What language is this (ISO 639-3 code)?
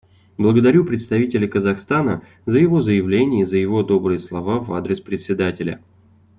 rus